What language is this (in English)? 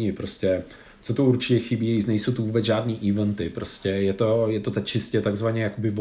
Czech